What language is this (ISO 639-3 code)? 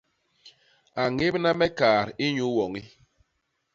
bas